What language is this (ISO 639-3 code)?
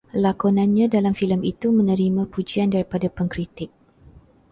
msa